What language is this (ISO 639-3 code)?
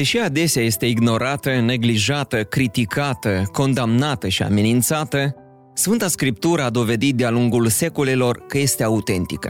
ron